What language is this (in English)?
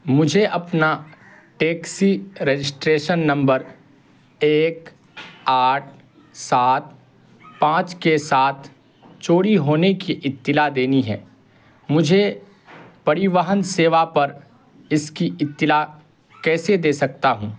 Urdu